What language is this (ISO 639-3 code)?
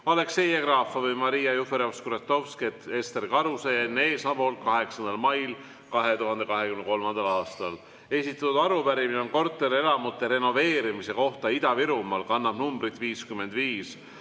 est